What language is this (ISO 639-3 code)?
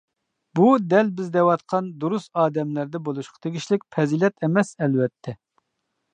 uig